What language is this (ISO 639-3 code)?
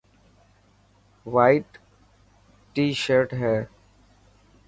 mki